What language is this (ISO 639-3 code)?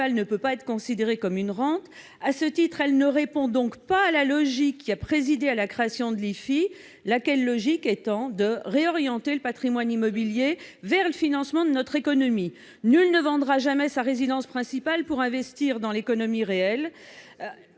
fra